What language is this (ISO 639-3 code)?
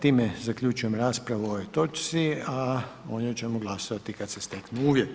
hrv